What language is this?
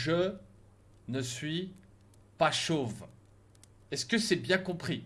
French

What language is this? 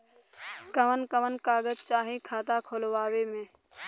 Bhojpuri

